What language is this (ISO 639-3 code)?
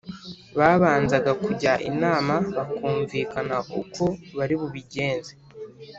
kin